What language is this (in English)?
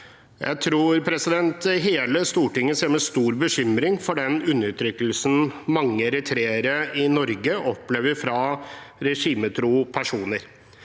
Norwegian